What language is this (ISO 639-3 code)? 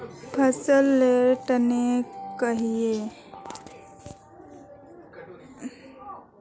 mag